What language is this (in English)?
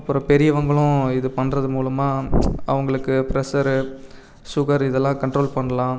Tamil